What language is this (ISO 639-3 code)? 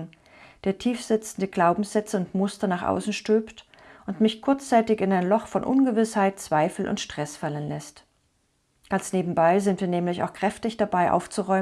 deu